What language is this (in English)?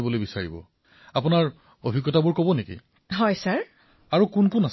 Assamese